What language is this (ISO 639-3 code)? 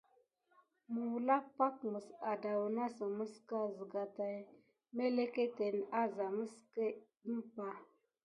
gid